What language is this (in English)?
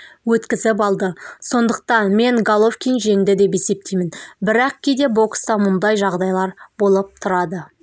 Kazakh